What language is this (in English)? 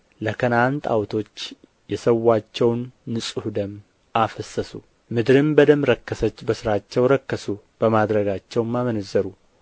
Amharic